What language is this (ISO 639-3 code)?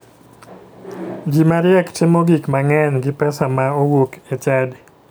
luo